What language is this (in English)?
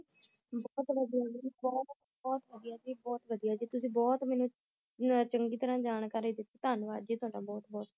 Punjabi